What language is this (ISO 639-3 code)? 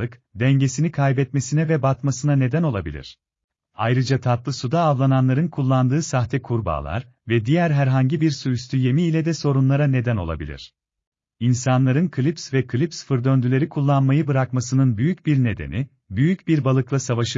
tur